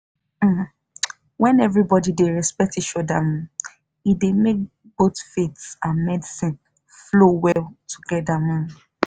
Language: Nigerian Pidgin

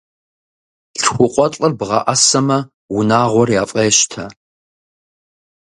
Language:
Kabardian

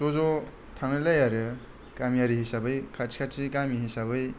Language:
Bodo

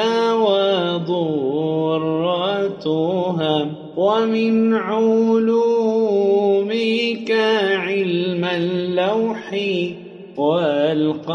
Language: Arabic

